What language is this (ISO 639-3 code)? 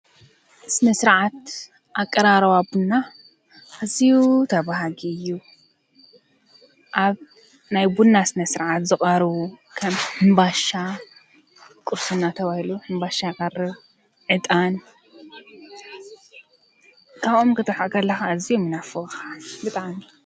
tir